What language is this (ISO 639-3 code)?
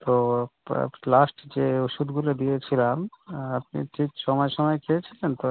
ben